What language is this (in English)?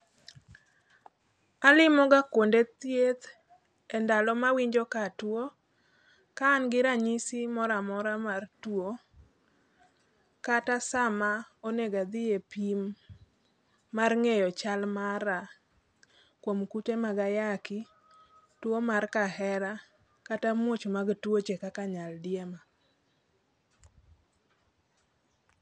Luo (Kenya and Tanzania)